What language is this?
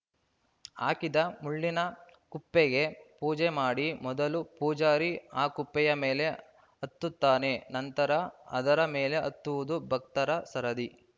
Kannada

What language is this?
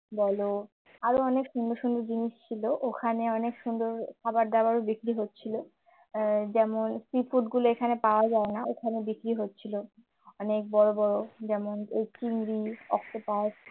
Bangla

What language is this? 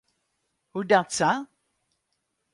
Western Frisian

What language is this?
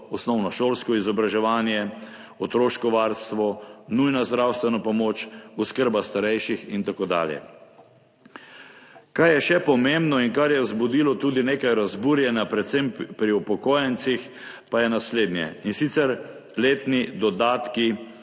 Slovenian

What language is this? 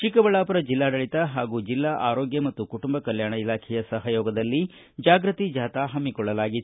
Kannada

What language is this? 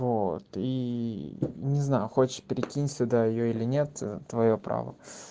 Russian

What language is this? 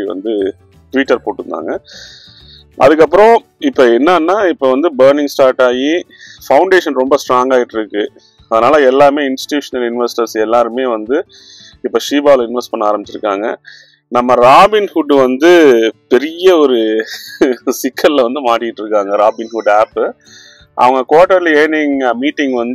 Romanian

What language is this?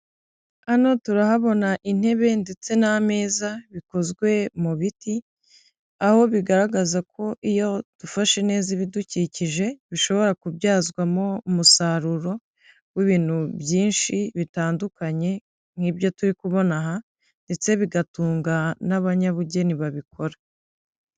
Kinyarwanda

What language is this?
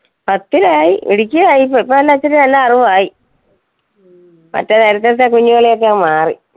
Malayalam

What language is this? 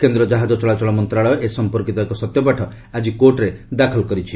Odia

